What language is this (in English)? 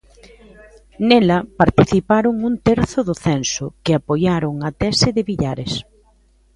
Galician